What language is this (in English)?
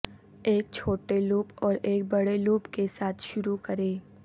Urdu